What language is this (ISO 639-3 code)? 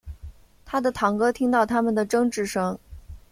zho